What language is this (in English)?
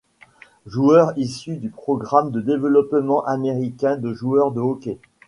French